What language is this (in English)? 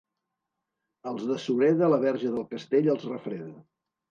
Catalan